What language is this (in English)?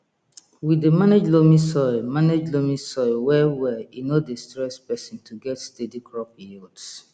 Nigerian Pidgin